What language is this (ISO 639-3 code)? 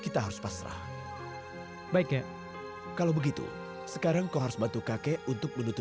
ind